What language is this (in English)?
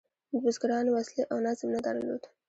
Pashto